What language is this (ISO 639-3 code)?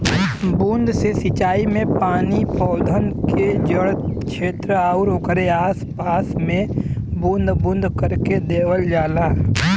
bho